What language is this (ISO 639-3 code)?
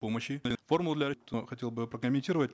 kaz